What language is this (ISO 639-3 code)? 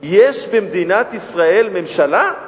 heb